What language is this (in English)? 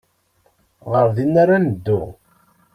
Kabyle